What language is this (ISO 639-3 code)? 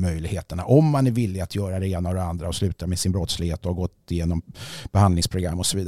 swe